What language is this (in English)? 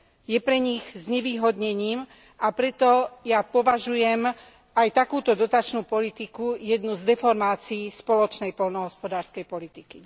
Slovak